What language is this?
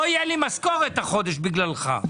Hebrew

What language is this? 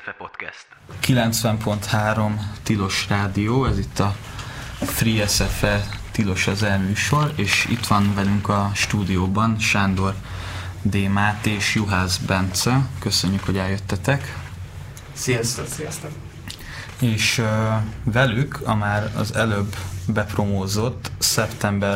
Hungarian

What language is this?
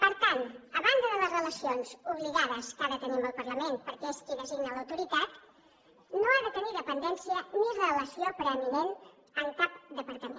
Catalan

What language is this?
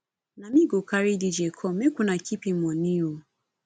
Nigerian Pidgin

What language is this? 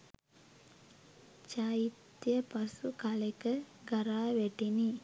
Sinhala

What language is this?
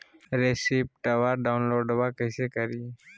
Magahi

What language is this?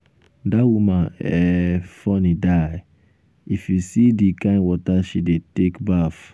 Nigerian Pidgin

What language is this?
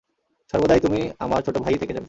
Bangla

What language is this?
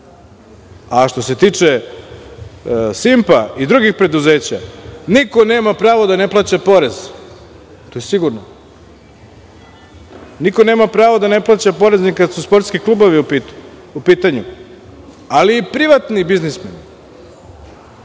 Serbian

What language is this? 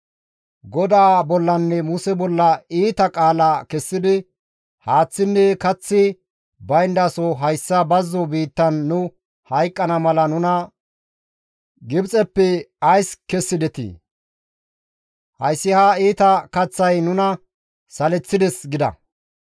Gamo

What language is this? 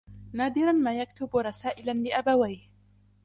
Arabic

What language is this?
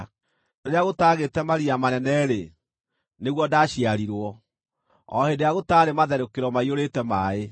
Kikuyu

